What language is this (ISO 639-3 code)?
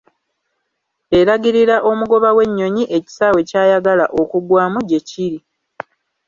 lug